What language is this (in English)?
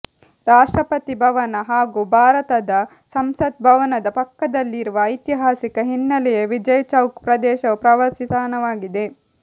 Kannada